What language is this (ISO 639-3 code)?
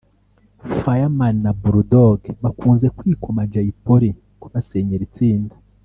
kin